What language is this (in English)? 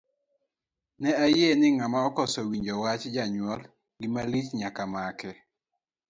Luo (Kenya and Tanzania)